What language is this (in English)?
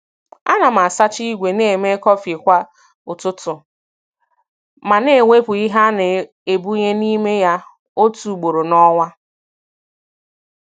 Igbo